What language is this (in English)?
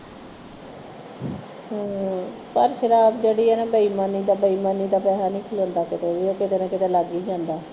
Punjabi